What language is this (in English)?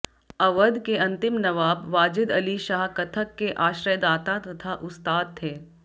Hindi